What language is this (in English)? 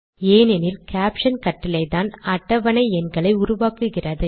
Tamil